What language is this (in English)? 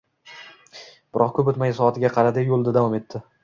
Uzbek